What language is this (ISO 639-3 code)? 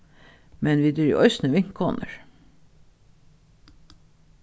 fao